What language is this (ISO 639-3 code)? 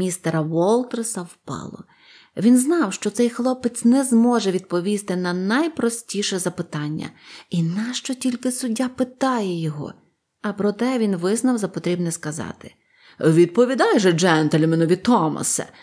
ukr